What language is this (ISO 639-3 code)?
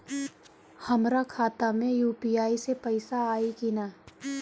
bho